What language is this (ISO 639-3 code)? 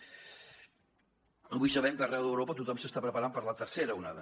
cat